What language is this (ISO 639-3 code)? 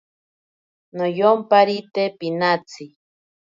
prq